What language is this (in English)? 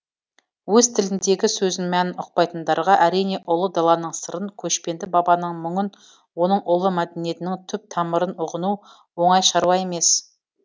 Kazakh